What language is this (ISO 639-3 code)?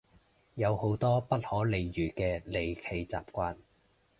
yue